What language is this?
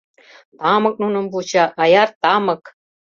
Mari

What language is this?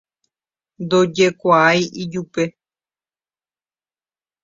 Guarani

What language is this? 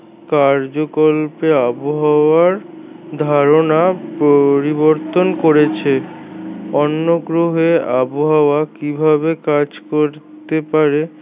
Bangla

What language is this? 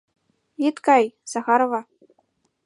Mari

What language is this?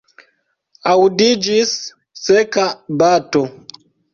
Esperanto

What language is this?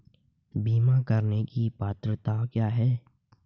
Hindi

